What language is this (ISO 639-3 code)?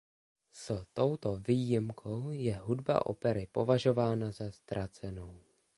ces